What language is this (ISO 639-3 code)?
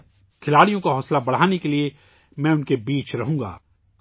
urd